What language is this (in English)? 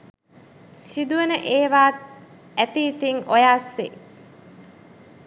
Sinhala